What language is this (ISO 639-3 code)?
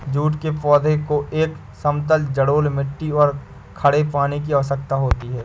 hin